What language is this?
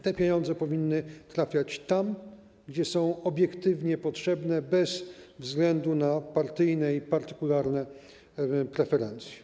Polish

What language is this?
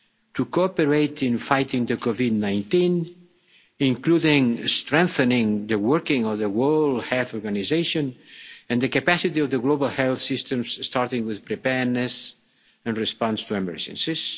English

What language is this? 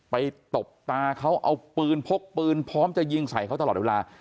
Thai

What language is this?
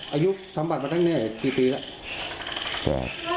Thai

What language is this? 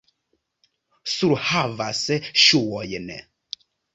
Esperanto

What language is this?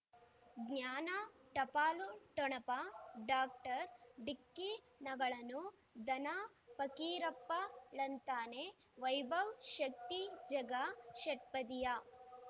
Kannada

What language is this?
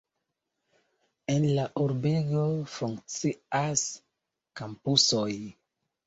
Esperanto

